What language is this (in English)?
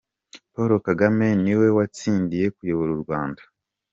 Kinyarwanda